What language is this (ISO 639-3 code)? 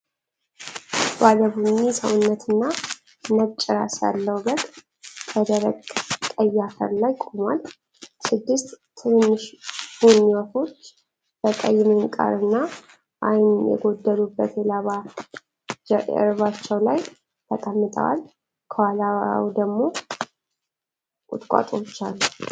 amh